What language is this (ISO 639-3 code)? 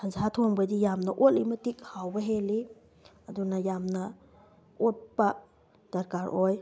mni